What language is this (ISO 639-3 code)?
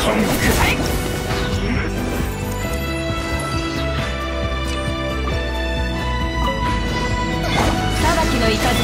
jpn